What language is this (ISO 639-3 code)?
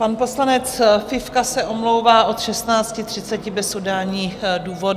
ces